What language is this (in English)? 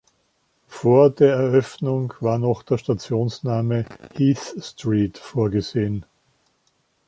German